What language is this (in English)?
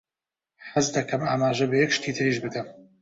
Central Kurdish